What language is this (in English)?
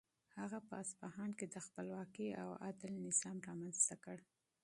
Pashto